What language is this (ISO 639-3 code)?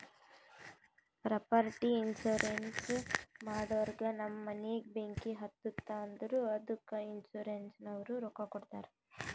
kan